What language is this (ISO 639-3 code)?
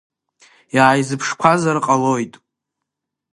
abk